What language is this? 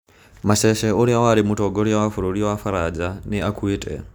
Kikuyu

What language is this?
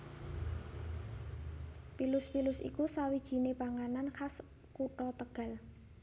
Javanese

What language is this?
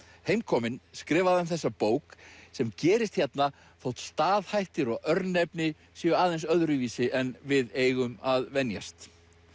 Icelandic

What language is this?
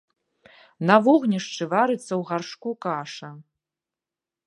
Belarusian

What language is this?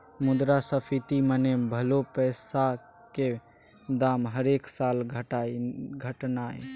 Maithili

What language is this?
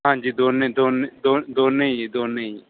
Punjabi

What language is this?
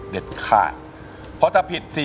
Thai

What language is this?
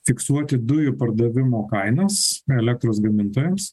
Lithuanian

